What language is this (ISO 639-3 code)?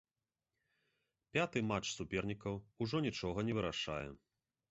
bel